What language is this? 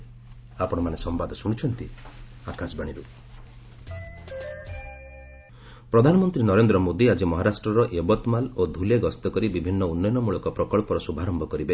Odia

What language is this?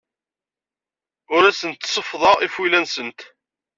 Kabyle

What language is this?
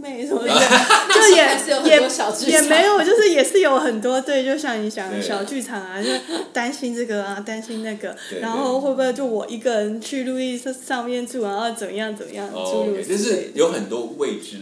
Chinese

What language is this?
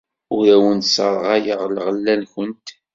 Kabyle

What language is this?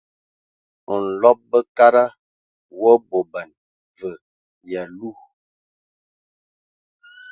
Ewondo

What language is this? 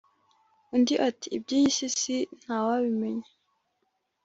Kinyarwanda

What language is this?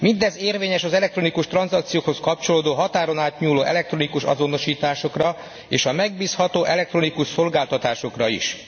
Hungarian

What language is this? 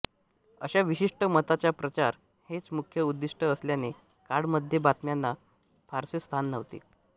Marathi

